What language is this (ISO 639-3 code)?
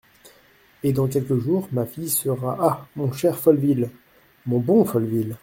fra